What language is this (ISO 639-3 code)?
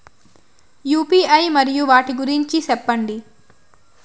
tel